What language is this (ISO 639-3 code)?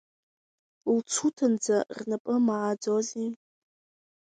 abk